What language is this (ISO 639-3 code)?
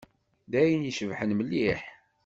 kab